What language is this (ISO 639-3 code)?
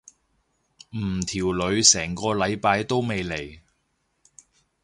yue